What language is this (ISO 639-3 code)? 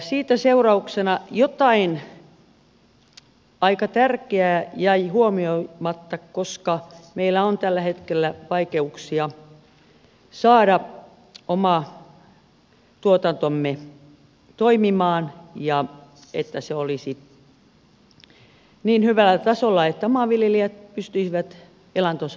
fin